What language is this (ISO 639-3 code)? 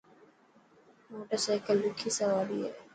mki